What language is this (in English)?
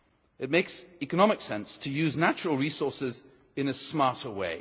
English